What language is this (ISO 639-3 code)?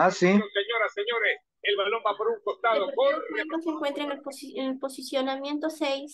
spa